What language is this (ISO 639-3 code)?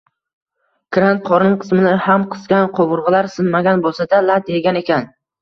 uzb